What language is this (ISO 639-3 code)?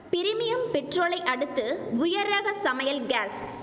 tam